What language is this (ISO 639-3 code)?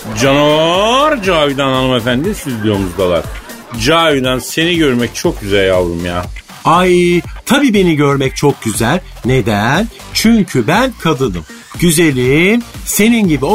tur